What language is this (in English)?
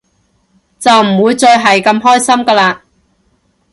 Cantonese